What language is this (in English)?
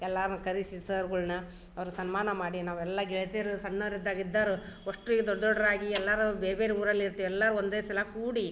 Kannada